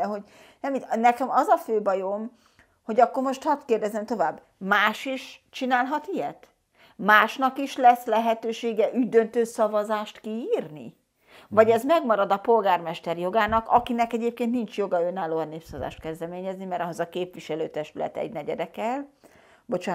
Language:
Hungarian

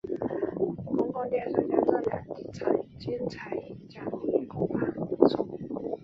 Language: Chinese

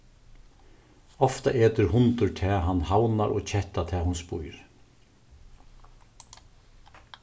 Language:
Faroese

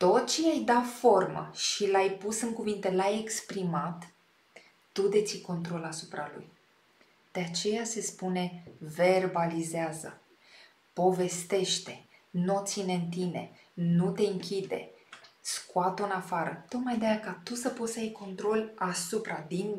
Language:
Romanian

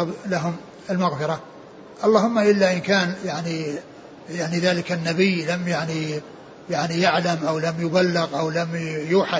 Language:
Arabic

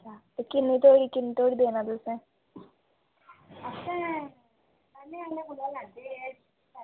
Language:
Dogri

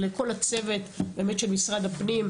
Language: Hebrew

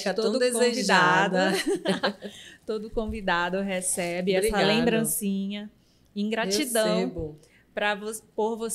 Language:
Portuguese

